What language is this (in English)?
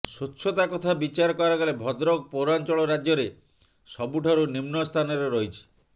Odia